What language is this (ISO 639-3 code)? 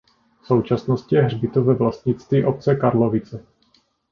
ces